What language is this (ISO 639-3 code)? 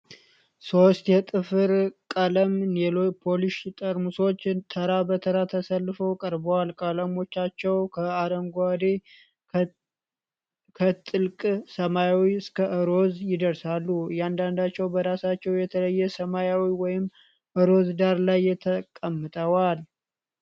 amh